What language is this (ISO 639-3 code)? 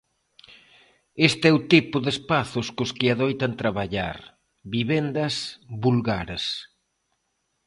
glg